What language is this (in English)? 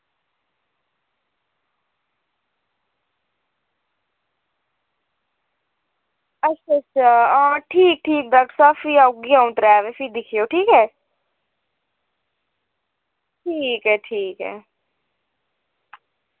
Dogri